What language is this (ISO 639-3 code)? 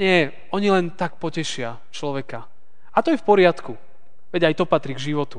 slk